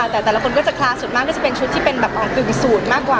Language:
Thai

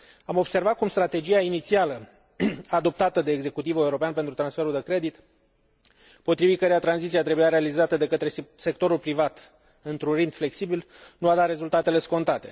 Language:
Romanian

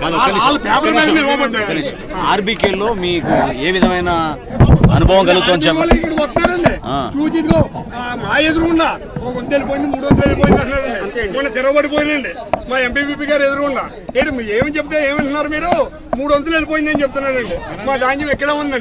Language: Arabic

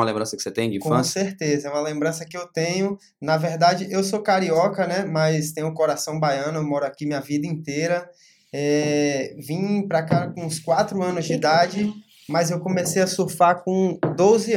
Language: Portuguese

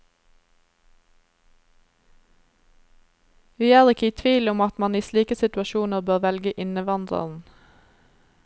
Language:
Norwegian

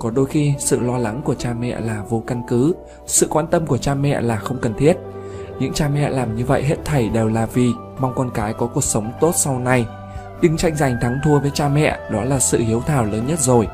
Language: Vietnamese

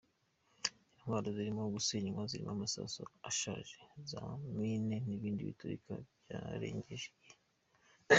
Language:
Kinyarwanda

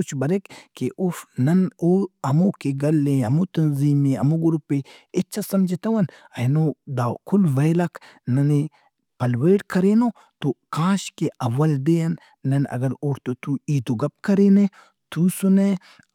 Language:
Brahui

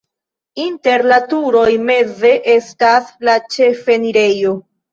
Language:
Esperanto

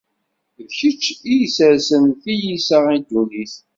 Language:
Kabyle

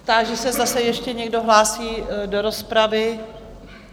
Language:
Czech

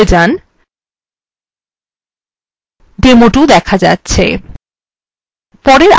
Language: Bangla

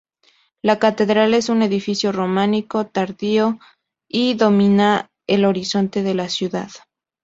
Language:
Spanish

